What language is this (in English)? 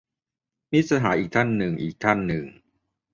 Thai